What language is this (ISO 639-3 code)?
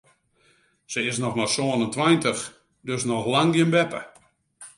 fry